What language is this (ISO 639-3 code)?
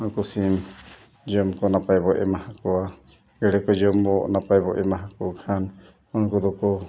sat